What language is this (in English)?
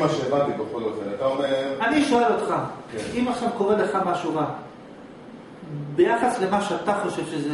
Hebrew